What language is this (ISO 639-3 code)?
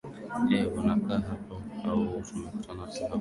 swa